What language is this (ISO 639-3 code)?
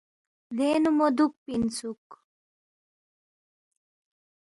bft